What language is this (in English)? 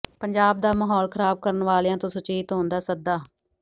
Punjabi